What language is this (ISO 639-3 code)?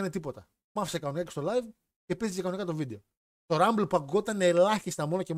ell